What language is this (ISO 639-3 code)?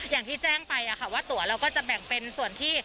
tha